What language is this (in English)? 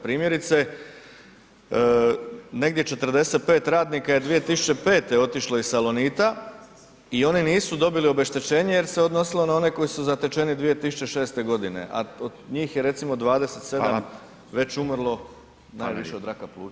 Croatian